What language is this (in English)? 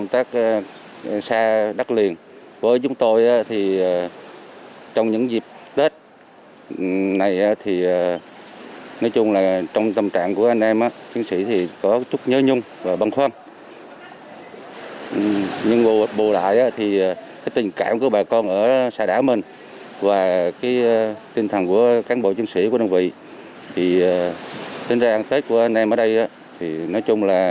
Vietnamese